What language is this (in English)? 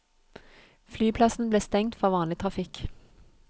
Norwegian